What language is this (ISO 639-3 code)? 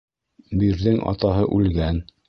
bak